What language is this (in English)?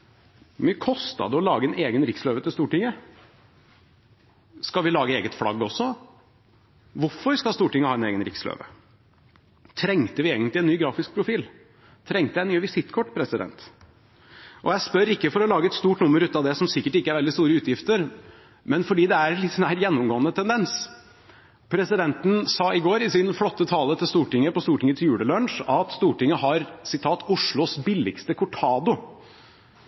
Norwegian Bokmål